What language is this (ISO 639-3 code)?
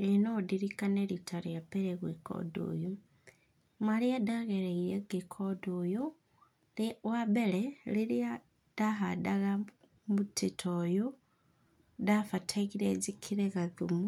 kik